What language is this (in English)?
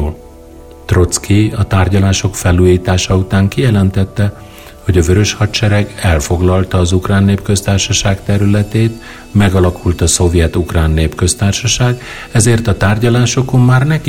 Hungarian